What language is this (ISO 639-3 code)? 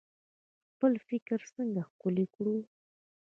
pus